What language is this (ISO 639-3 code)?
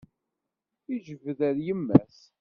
kab